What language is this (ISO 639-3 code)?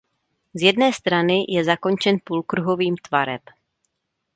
ces